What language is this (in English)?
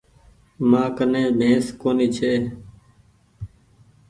Goaria